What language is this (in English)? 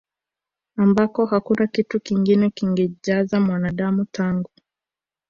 Swahili